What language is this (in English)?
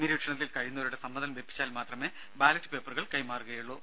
Malayalam